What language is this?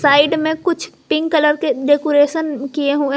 Hindi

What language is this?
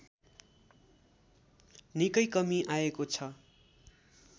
Nepali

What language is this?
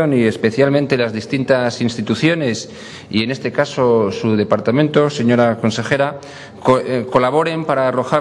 Spanish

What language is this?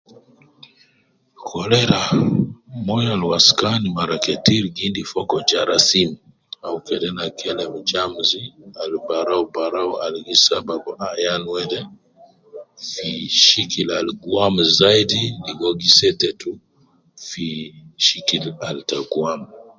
Nubi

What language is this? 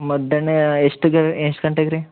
Kannada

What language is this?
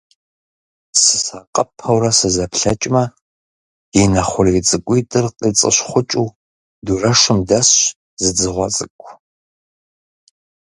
Kabardian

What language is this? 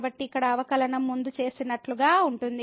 Telugu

